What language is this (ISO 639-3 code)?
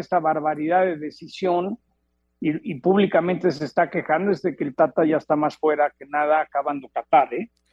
spa